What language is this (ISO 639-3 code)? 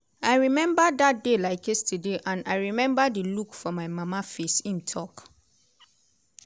pcm